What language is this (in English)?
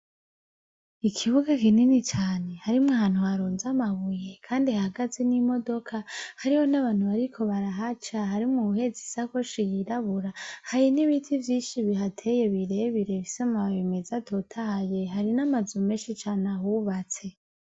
Rundi